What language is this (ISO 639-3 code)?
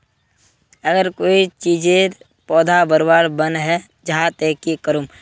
mag